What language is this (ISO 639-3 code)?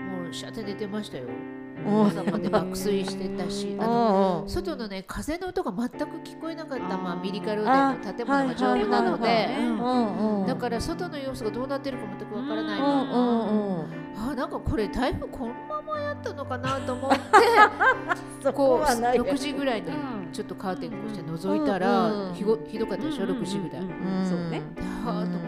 jpn